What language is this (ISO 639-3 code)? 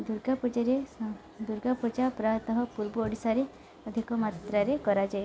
ori